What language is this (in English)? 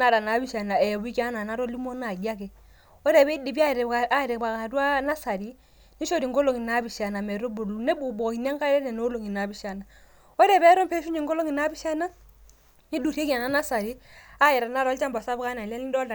Masai